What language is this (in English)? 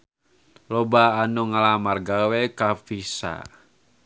Sundanese